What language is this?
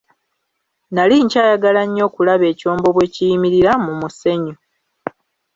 Ganda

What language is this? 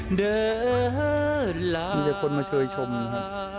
Thai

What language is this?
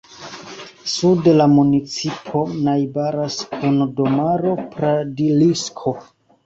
Esperanto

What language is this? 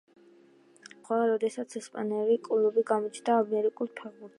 Georgian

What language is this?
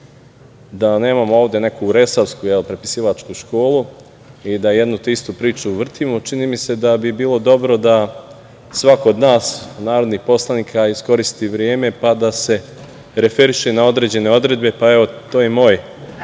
Serbian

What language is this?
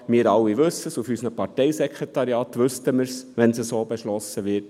Swiss German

